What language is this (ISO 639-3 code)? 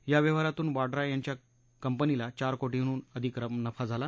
mar